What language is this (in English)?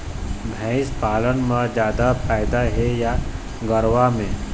Chhattisgarhi